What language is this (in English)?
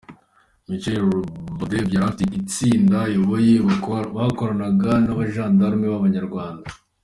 Kinyarwanda